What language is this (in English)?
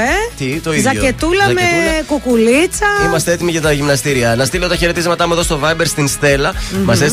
Greek